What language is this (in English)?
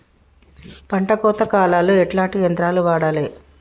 Telugu